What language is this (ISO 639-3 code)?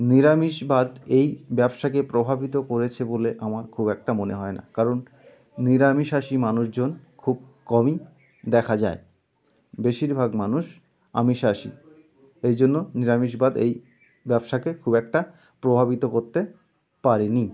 ben